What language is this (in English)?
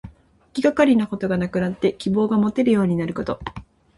Japanese